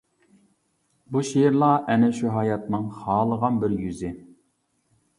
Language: Uyghur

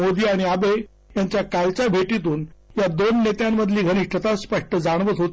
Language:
Marathi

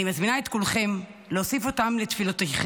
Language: Hebrew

